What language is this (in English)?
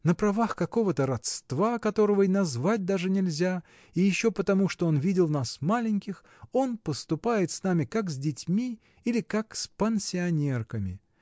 Russian